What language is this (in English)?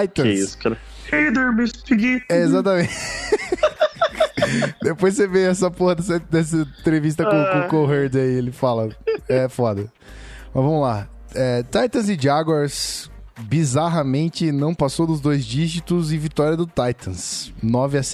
Portuguese